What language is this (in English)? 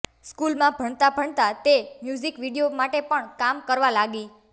Gujarati